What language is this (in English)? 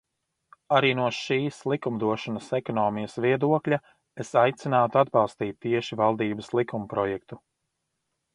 Latvian